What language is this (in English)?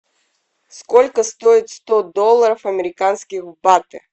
Russian